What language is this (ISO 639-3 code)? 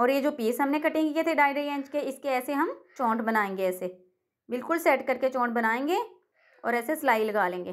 hin